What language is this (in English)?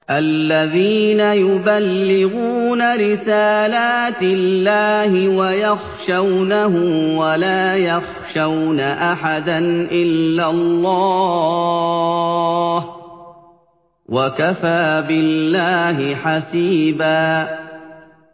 Arabic